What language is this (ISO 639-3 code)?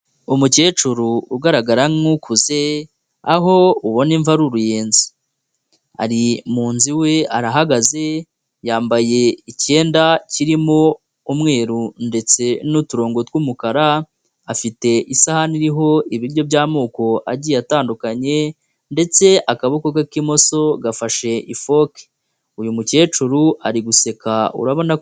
kin